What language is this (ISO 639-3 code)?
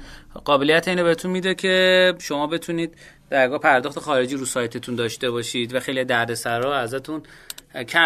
fas